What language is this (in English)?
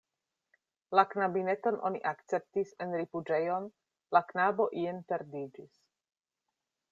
Esperanto